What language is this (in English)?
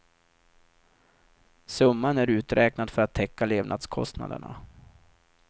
Swedish